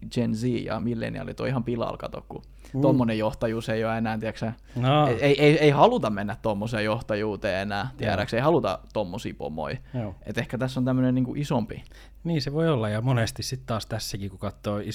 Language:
Finnish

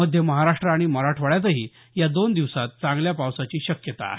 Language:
Marathi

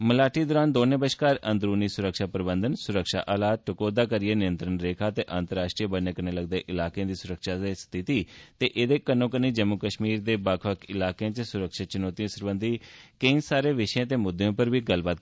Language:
Dogri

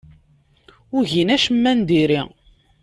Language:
Kabyle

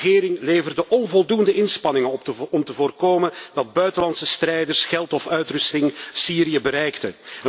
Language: Dutch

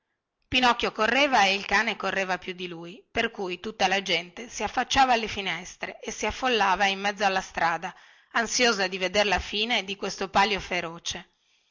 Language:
Italian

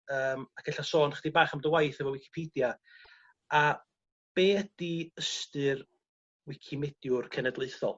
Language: Welsh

